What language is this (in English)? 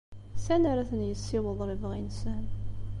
Kabyle